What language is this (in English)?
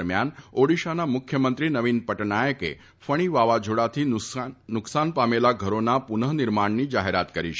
Gujarati